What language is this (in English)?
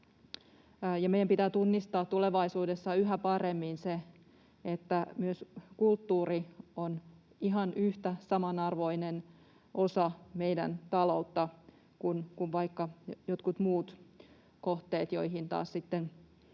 Finnish